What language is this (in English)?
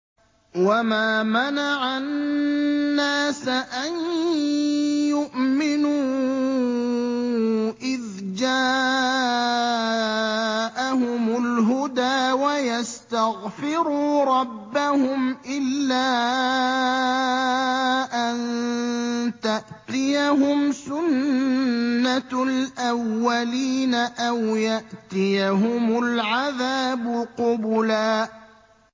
Arabic